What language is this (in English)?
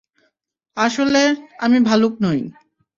Bangla